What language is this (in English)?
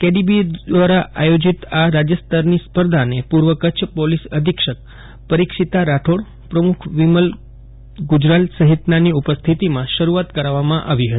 Gujarati